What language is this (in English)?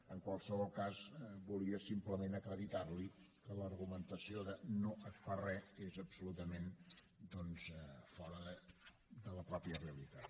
Catalan